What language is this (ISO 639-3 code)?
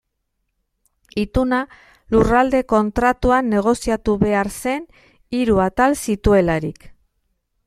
eus